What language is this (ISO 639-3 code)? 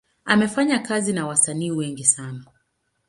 swa